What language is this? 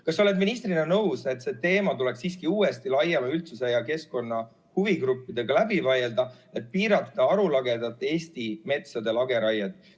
Estonian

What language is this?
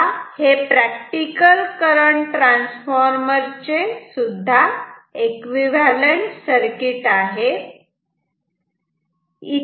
Marathi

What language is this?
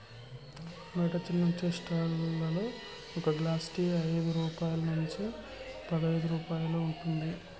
Telugu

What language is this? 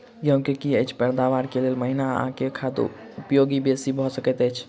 Maithili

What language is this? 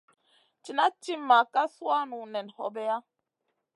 Masana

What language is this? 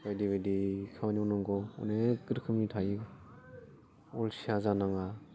Bodo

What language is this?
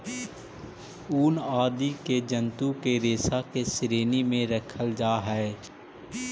Magahi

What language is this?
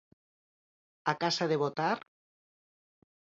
Galician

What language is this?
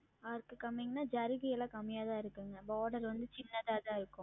Tamil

